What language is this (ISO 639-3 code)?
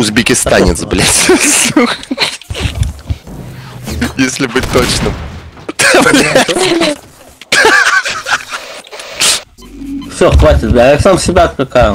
rus